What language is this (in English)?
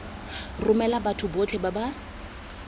Tswana